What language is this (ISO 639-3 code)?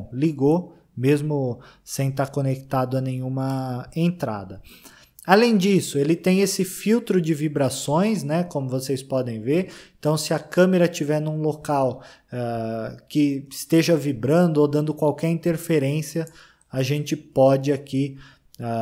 por